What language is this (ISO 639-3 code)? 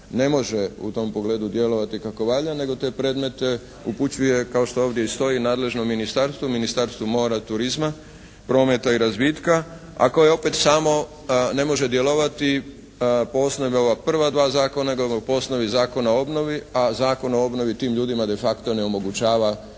hrv